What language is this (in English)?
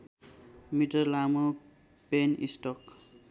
Nepali